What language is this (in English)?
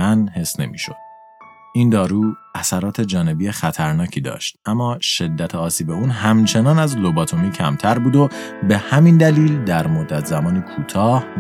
Persian